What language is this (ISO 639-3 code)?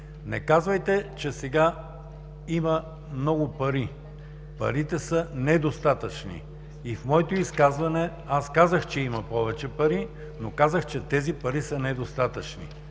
bul